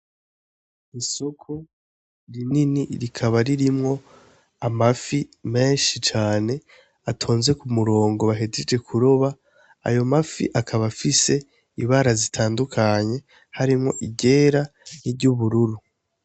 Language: Rundi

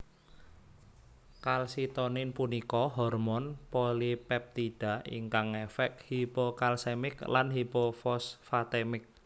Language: Javanese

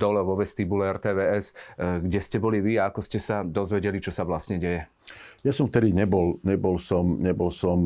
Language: Slovak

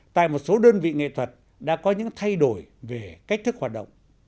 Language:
Vietnamese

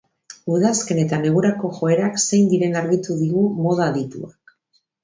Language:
Basque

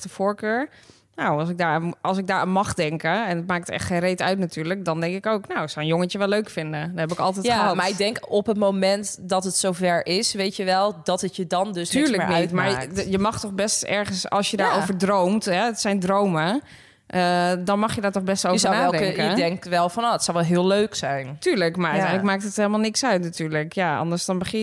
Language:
Dutch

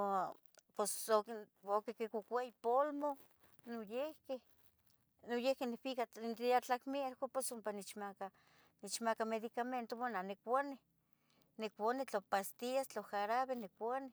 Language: Tetelcingo Nahuatl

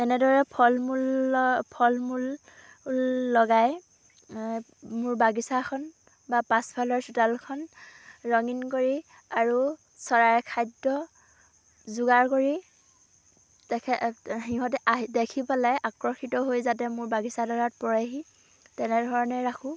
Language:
Assamese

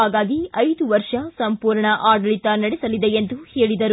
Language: Kannada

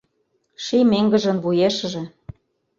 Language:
Mari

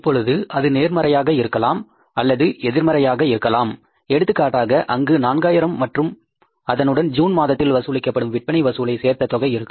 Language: Tamil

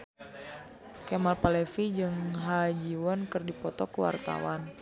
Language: Sundanese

